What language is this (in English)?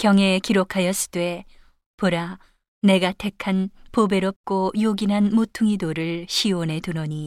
Korean